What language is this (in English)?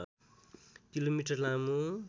Nepali